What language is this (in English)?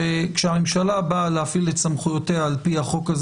Hebrew